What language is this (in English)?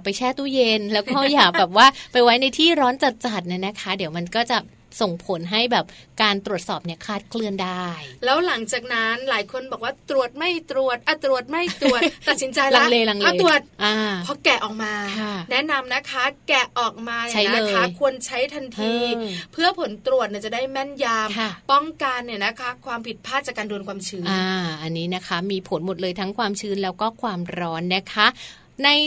Thai